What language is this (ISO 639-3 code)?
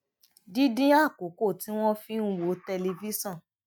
yor